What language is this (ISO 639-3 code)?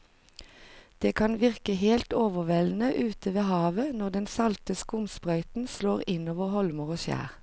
nor